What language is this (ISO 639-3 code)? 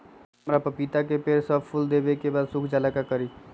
mag